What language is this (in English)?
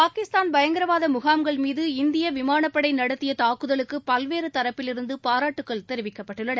Tamil